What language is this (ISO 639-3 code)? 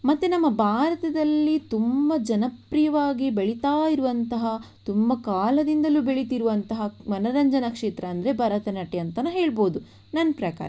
kan